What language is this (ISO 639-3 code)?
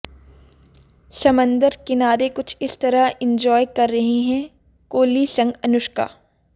hin